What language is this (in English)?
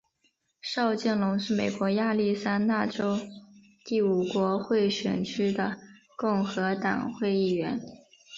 Chinese